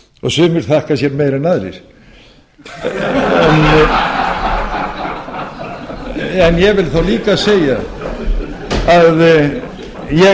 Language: Icelandic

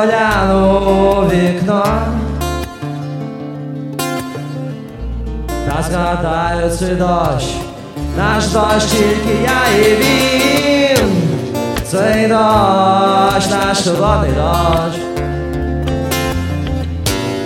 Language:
Ukrainian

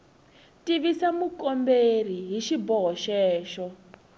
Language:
Tsonga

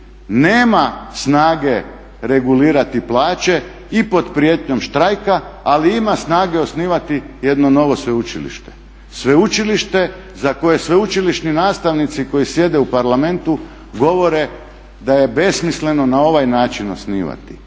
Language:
Croatian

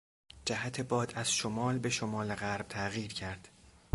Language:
Persian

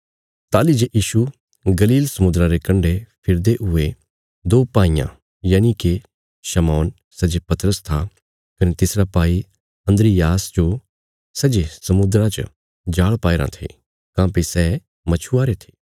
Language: Bilaspuri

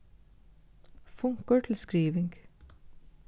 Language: Faroese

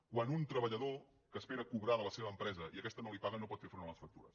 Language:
Catalan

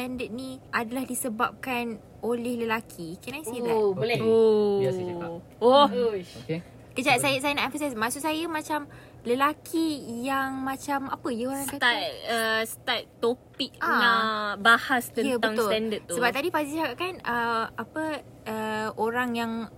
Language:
Malay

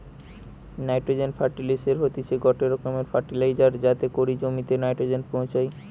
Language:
Bangla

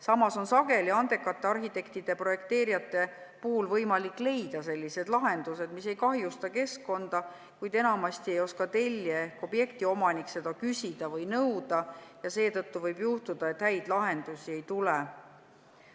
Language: Estonian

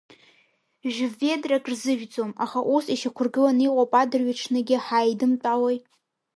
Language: Abkhazian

